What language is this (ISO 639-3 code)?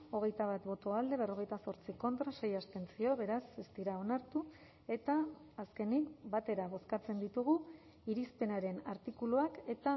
eus